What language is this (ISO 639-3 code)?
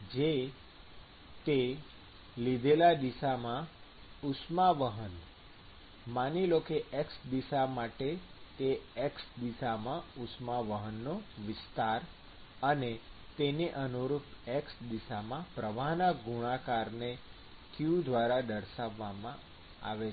guj